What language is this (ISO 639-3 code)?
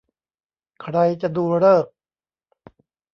tha